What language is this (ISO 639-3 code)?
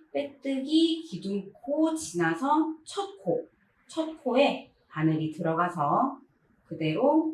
kor